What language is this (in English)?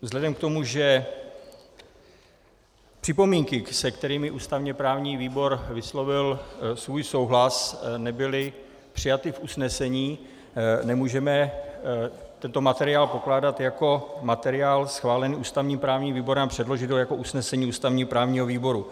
Czech